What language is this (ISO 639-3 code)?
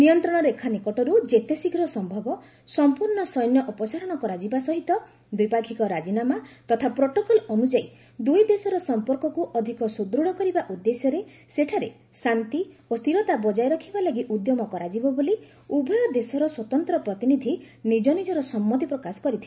ori